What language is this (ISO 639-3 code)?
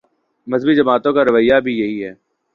urd